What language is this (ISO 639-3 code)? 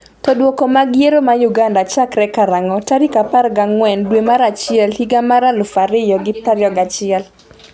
luo